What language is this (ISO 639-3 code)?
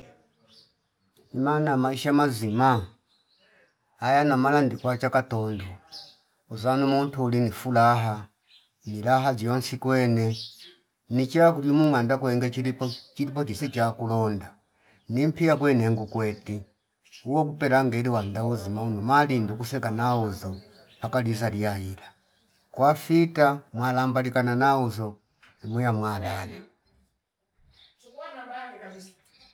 fip